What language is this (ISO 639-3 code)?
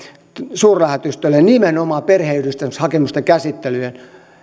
fin